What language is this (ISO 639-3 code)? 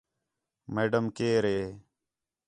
xhe